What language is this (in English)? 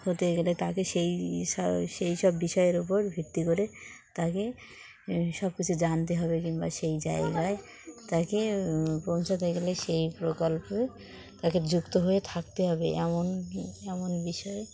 Bangla